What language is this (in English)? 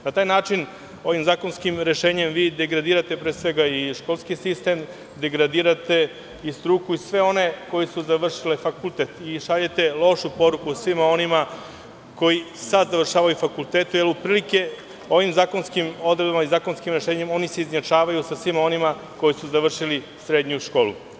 Serbian